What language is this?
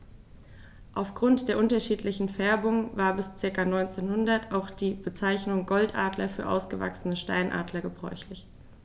German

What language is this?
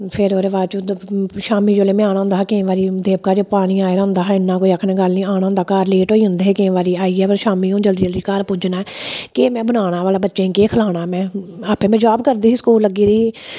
Dogri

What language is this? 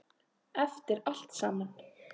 Icelandic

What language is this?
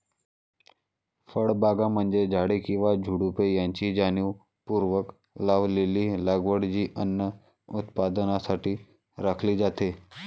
Marathi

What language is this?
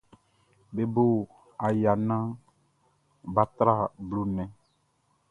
Baoulé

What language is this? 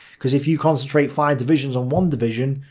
English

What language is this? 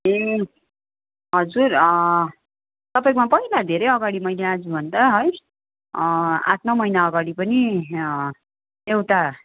Nepali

